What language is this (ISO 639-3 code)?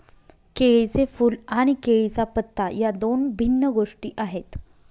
mar